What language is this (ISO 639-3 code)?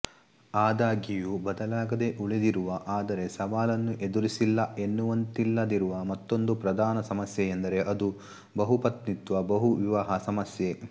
kan